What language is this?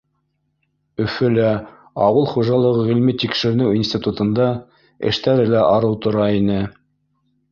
Bashkir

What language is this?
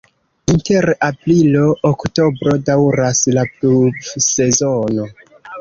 Esperanto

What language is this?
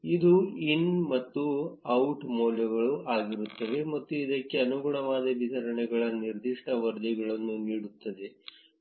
Kannada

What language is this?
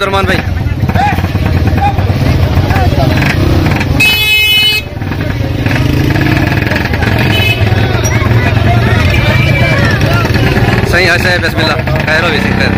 Arabic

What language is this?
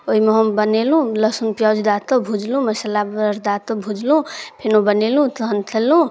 Maithili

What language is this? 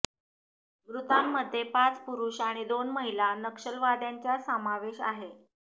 Marathi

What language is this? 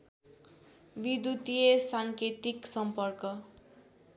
Nepali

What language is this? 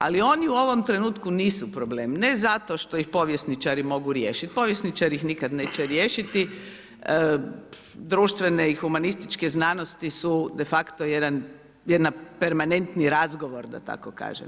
Croatian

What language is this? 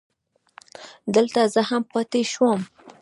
Pashto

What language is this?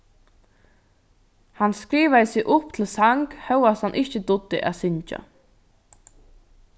Faroese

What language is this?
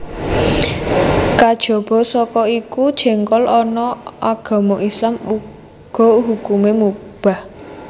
Javanese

